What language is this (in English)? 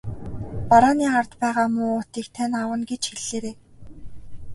Mongolian